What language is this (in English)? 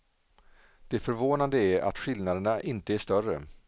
Swedish